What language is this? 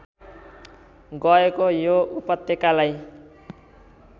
Nepali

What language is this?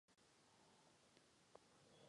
Czech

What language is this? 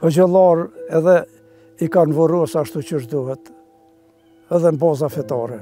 Romanian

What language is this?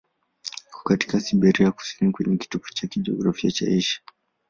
Swahili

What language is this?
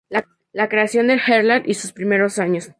Spanish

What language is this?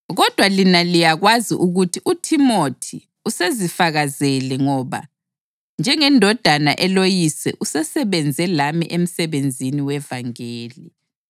North Ndebele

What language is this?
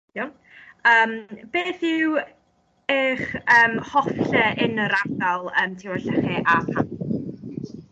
Welsh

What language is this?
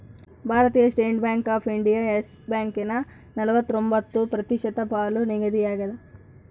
Kannada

